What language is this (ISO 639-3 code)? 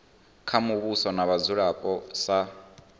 ven